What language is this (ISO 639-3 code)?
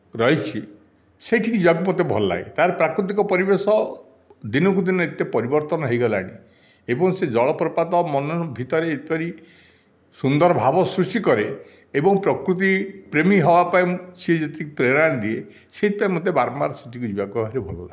ori